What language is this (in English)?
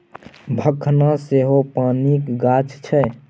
Maithili